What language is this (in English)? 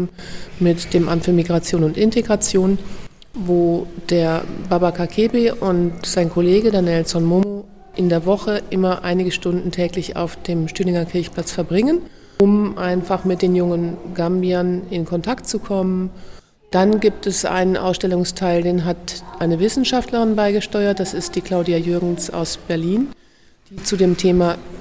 German